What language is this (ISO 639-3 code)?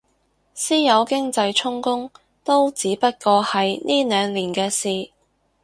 yue